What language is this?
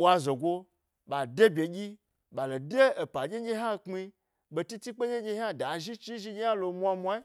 Gbari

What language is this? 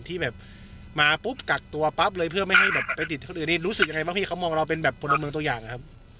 Thai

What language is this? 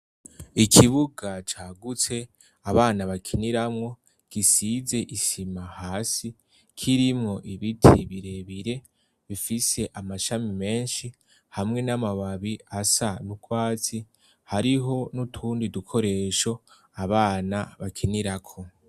Rundi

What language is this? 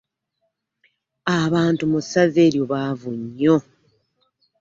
Ganda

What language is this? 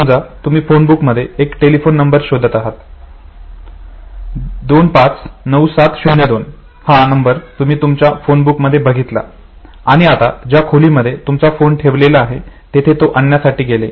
Marathi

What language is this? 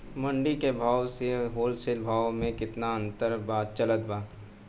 Bhojpuri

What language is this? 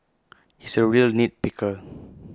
English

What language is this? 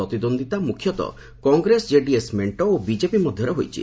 Odia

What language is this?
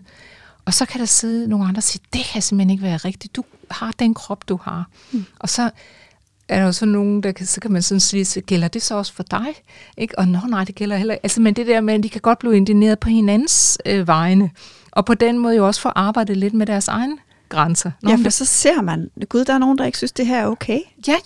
Danish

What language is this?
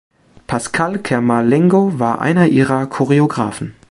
German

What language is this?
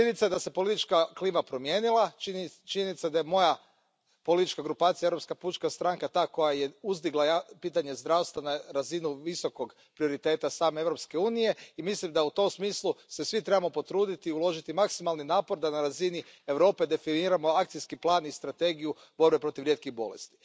Croatian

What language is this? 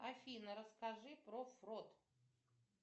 Russian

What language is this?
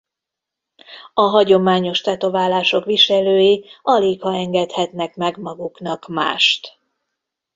Hungarian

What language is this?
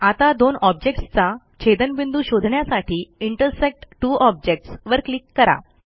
Marathi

